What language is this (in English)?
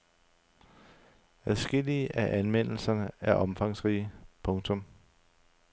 Danish